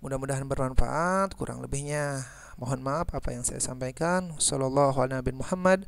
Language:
Indonesian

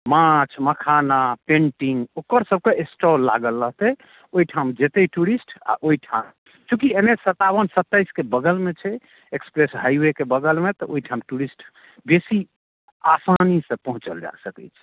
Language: Maithili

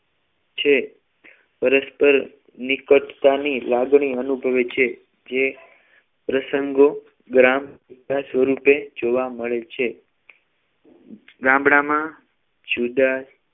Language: Gujarati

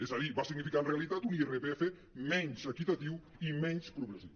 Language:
Catalan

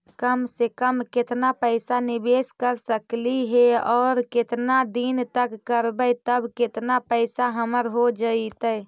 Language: Magahi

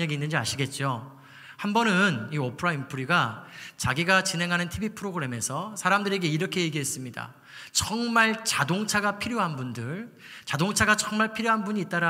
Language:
Korean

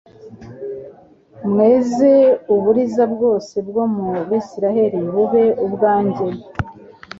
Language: Kinyarwanda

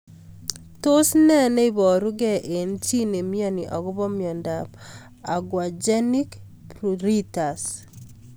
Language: Kalenjin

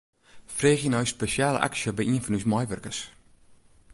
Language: Western Frisian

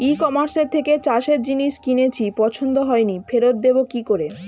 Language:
Bangla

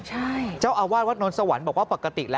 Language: Thai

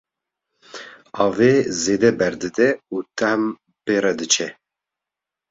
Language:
Kurdish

